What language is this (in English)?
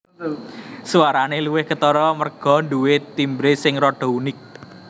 Javanese